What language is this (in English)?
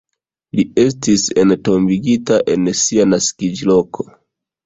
Esperanto